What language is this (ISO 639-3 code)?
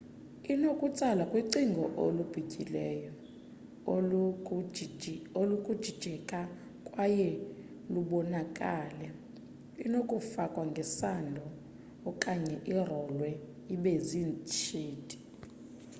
xho